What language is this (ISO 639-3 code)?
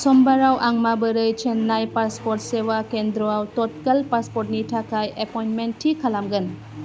brx